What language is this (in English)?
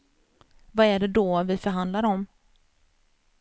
Swedish